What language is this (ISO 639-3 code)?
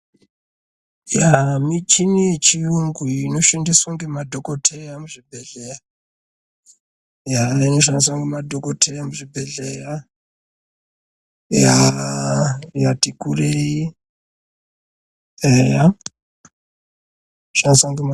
ndc